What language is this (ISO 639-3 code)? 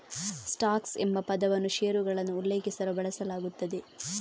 kan